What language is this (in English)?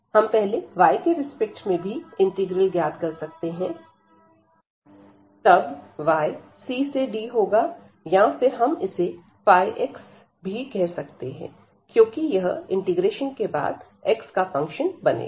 Hindi